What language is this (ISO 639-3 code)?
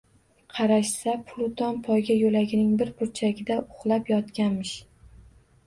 uzb